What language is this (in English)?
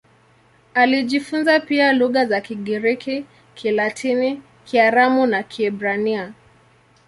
Swahili